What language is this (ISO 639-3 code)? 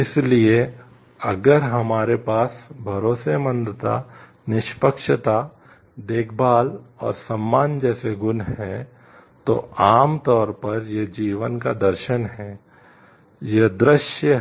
hin